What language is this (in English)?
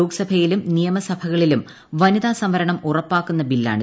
Malayalam